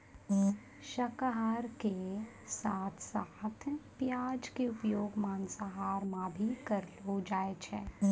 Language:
Maithili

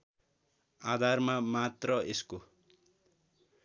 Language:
Nepali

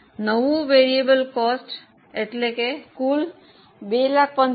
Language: Gujarati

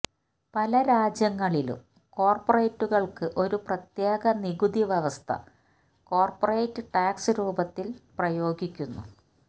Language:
Malayalam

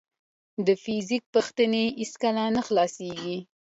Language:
Pashto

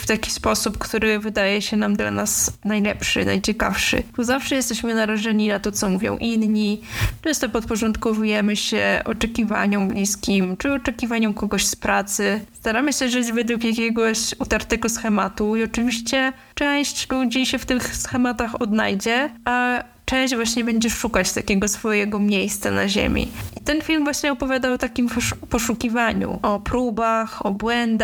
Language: Polish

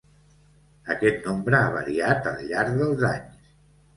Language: Catalan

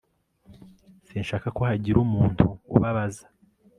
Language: Kinyarwanda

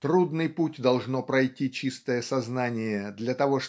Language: Russian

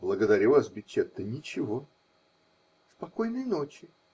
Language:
Russian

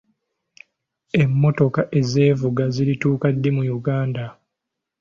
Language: Ganda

